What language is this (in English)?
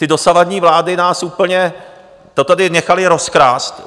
Czech